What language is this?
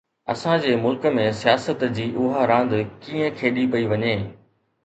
Sindhi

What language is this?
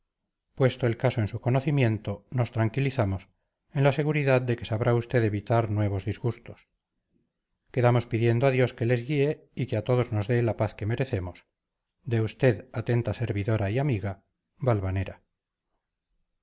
Spanish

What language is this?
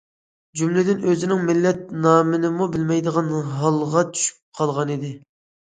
Uyghur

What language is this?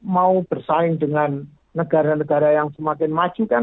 Indonesian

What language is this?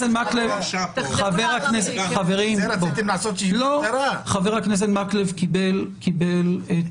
Hebrew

